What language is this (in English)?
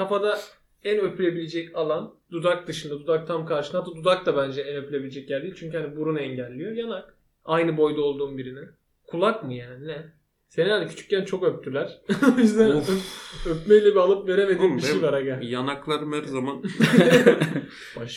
Turkish